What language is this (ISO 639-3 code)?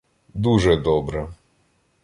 ukr